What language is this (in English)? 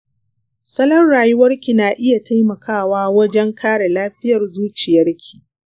Hausa